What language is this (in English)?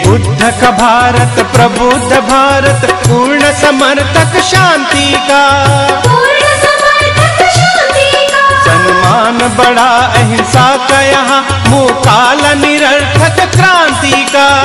Hindi